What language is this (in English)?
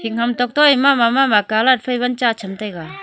Wancho Naga